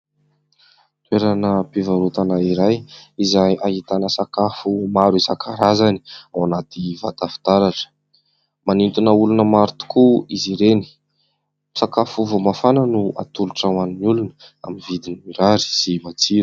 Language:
Malagasy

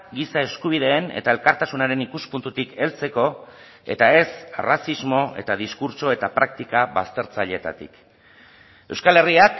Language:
Basque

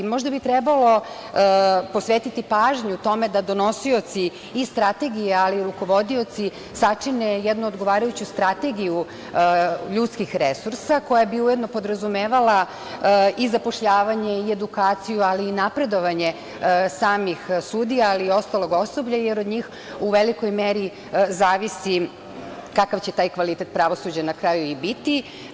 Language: Serbian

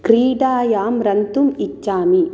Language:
Sanskrit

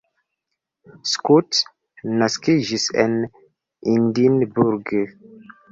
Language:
Esperanto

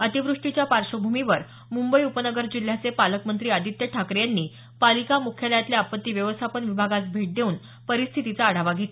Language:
Marathi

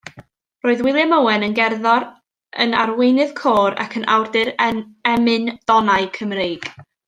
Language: Welsh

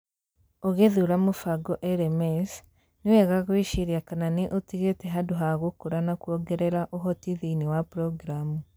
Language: Kikuyu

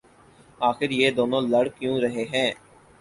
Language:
Urdu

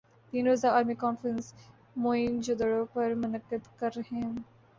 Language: Urdu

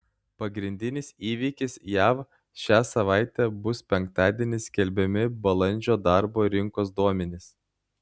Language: Lithuanian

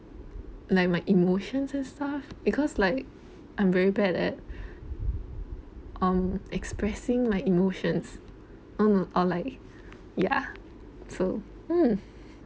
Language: English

